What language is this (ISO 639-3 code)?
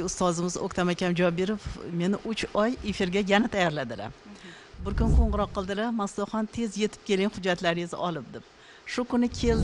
tur